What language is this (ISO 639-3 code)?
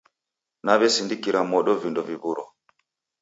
dav